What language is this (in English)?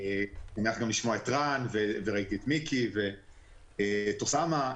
Hebrew